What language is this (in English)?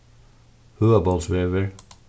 Faroese